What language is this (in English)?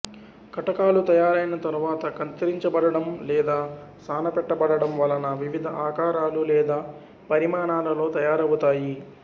Telugu